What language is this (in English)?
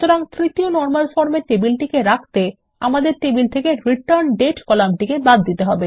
Bangla